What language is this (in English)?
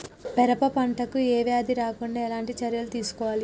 Telugu